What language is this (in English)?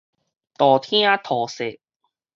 Min Nan Chinese